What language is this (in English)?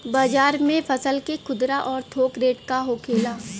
Bhojpuri